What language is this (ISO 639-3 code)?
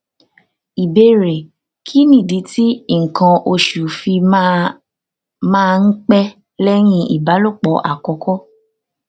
yor